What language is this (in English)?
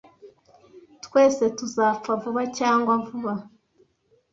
Kinyarwanda